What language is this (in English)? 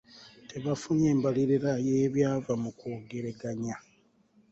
Ganda